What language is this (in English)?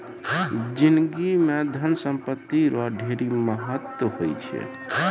Maithili